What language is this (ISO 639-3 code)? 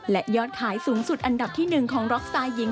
tha